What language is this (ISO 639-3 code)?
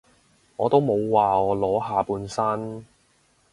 yue